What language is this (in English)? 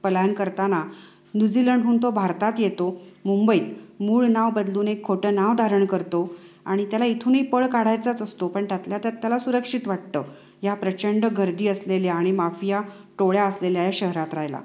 Marathi